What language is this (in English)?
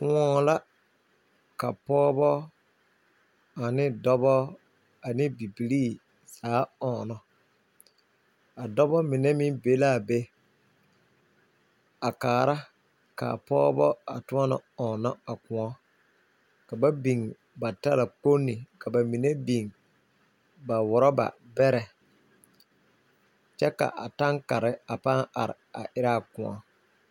Southern Dagaare